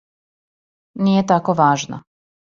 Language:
Serbian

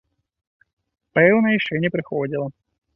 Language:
Belarusian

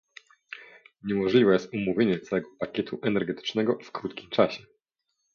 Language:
Polish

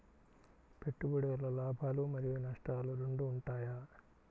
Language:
Telugu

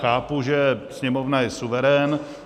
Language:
Czech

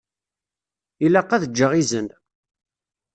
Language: Kabyle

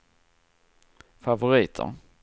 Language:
Swedish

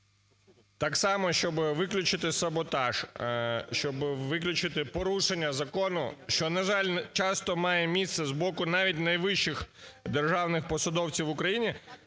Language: Ukrainian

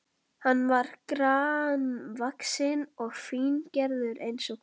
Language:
Icelandic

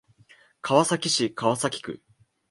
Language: Japanese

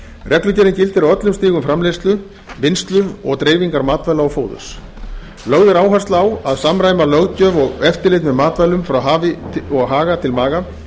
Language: Icelandic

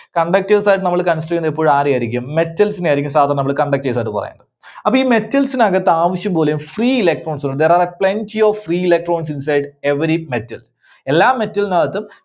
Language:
Malayalam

